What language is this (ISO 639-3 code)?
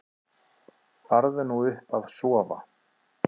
isl